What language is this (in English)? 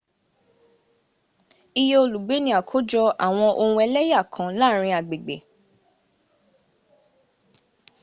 Yoruba